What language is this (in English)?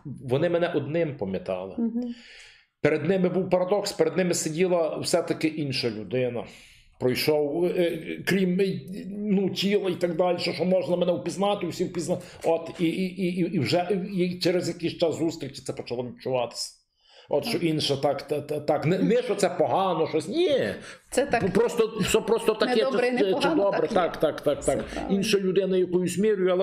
Ukrainian